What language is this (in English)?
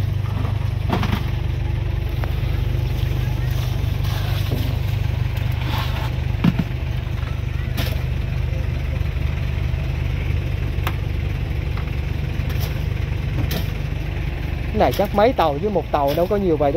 Vietnamese